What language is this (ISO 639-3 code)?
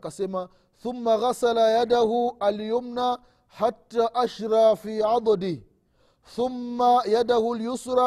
swa